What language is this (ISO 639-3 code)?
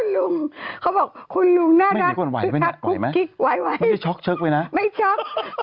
tha